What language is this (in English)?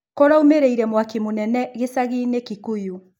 Kikuyu